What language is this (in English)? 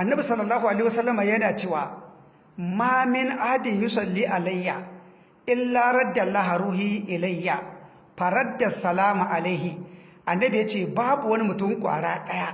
Hausa